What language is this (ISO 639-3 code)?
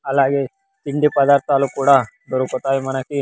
tel